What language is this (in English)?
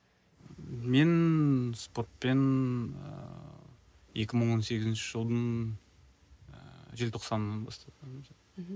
Kazakh